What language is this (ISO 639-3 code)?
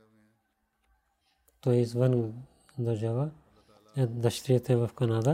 bul